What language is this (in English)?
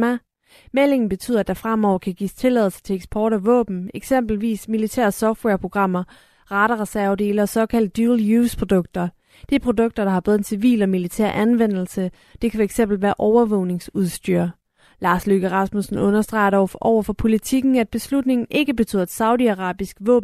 Danish